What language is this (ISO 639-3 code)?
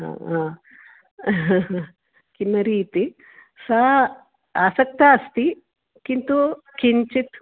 san